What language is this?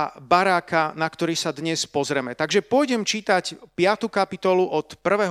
Slovak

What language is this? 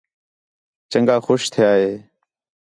Khetrani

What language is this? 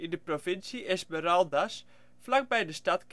Dutch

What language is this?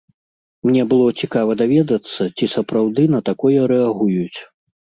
Belarusian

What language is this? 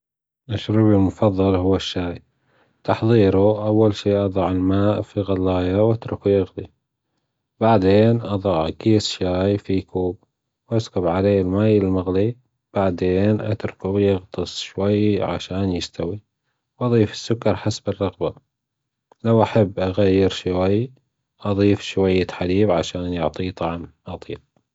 Gulf Arabic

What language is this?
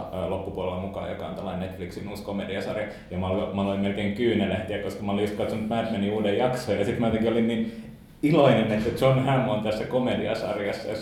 Finnish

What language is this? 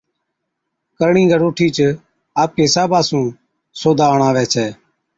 Od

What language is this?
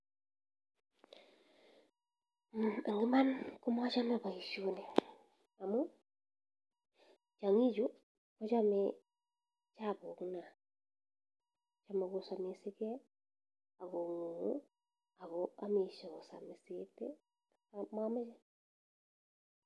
Kalenjin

